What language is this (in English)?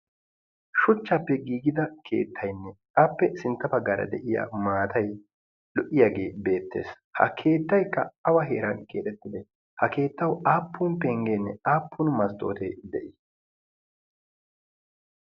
Wolaytta